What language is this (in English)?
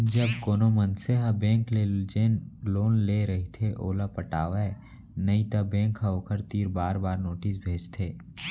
Chhattisgarhi